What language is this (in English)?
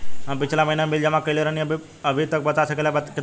Bhojpuri